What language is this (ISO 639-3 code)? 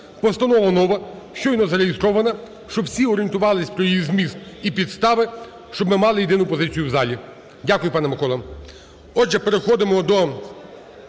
ukr